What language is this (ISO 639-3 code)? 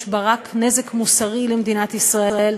heb